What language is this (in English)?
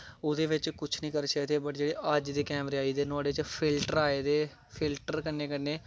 Dogri